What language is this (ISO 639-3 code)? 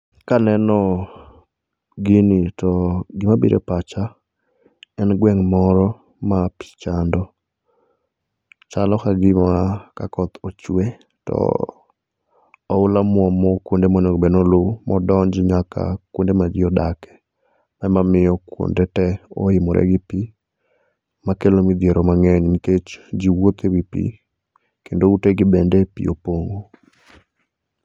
luo